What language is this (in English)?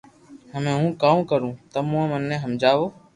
Loarki